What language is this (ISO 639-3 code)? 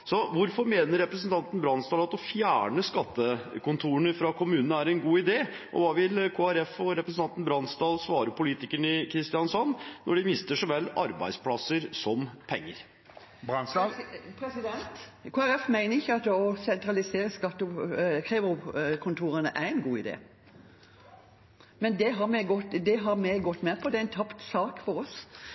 nob